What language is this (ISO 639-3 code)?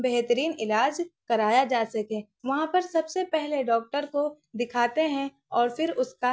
urd